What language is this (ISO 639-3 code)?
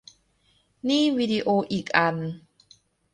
tha